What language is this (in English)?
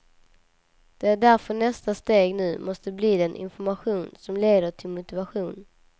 Swedish